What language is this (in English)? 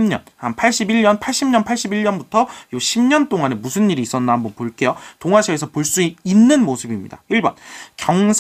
Korean